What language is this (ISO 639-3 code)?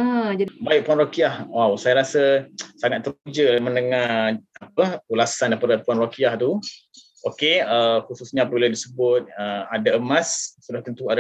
msa